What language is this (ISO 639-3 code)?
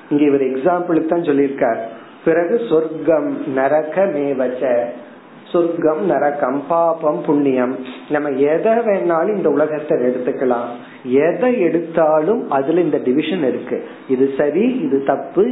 tam